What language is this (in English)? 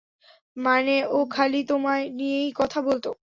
Bangla